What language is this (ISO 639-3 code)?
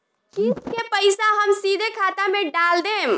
bho